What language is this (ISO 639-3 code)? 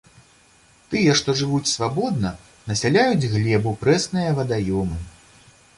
bel